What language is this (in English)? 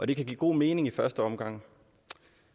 Danish